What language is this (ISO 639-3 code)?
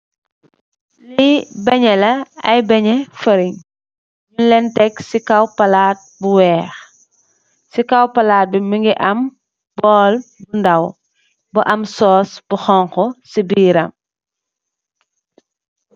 wol